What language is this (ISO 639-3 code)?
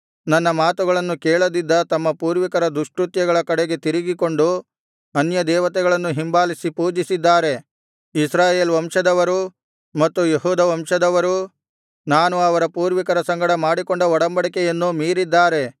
kan